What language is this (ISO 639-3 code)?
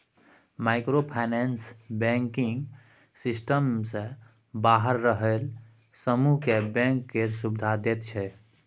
mai